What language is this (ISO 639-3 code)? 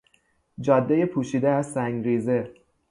fas